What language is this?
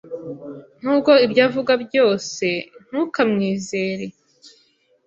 Kinyarwanda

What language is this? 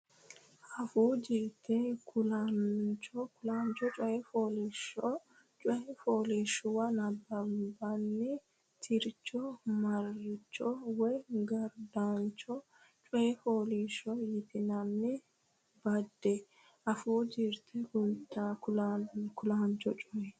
Sidamo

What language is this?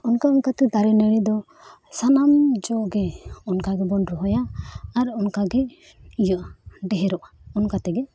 Santali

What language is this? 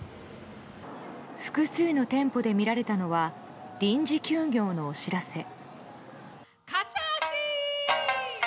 Japanese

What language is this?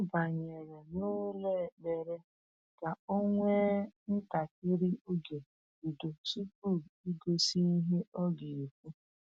Igbo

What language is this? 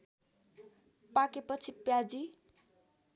Nepali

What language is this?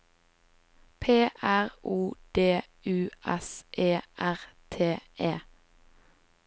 Norwegian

